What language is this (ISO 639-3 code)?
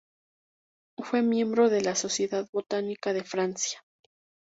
spa